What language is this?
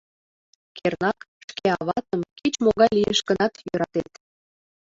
Mari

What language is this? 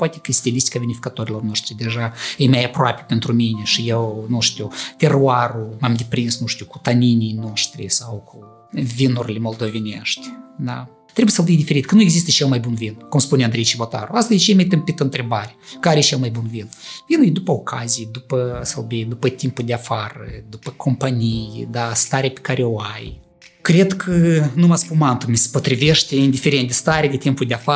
Romanian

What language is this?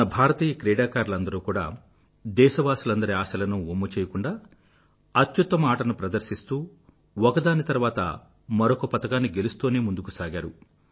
Telugu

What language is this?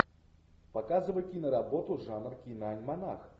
Russian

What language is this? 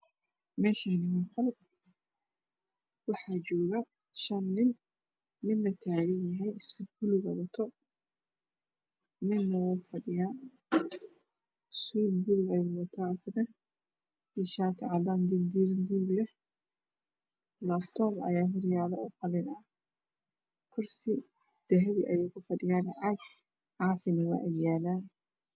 Somali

